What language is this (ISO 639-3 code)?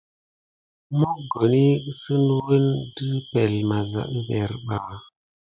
gid